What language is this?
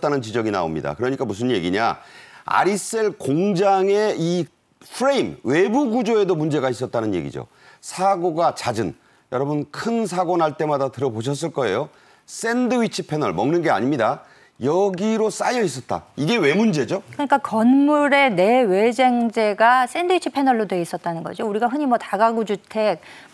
Korean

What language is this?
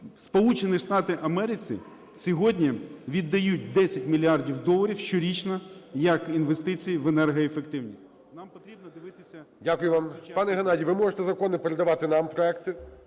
Ukrainian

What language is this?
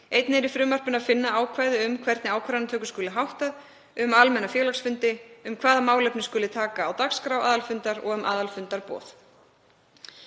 Icelandic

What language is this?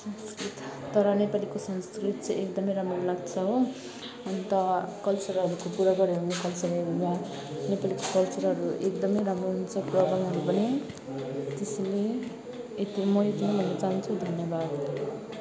Nepali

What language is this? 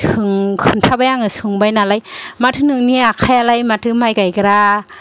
Bodo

